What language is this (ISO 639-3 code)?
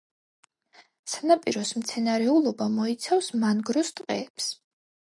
kat